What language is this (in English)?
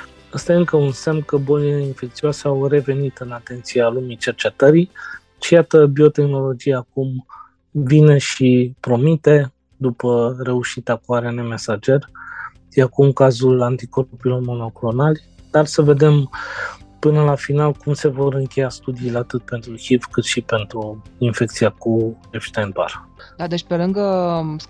Romanian